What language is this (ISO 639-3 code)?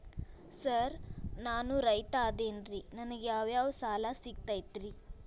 kan